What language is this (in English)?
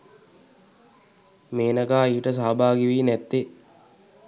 Sinhala